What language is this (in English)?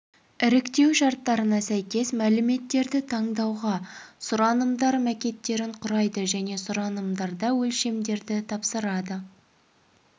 Kazakh